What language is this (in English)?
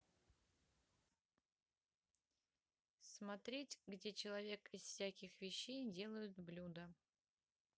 Russian